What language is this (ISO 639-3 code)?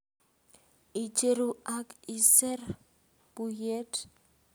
kln